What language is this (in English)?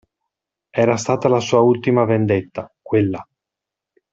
Italian